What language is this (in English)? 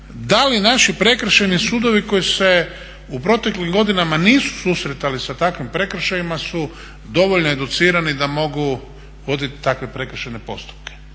Croatian